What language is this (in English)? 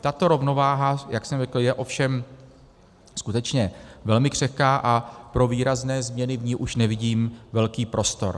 Czech